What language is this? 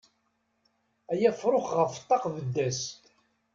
Kabyle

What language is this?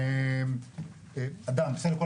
Hebrew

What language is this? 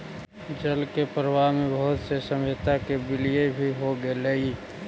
Magahi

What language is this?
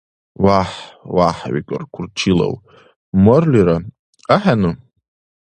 Dargwa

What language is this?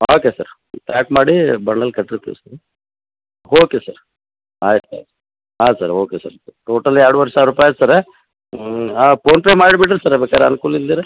Kannada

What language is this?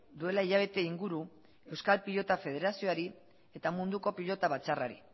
Basque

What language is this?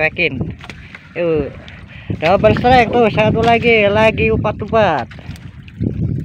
Indonesian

